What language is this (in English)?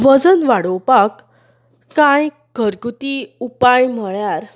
Konkani